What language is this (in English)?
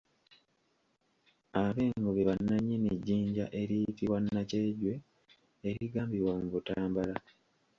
Ganda